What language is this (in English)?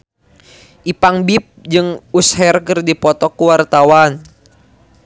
Sundanese